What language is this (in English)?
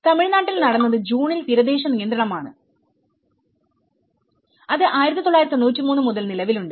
Malayalam